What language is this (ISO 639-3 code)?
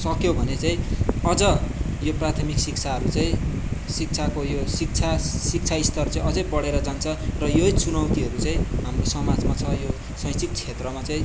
nep